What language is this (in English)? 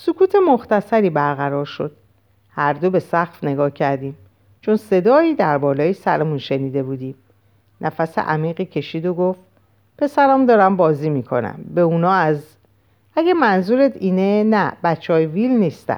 Persian